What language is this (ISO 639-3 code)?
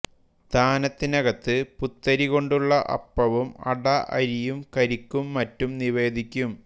mal